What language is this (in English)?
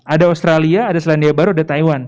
Indonesian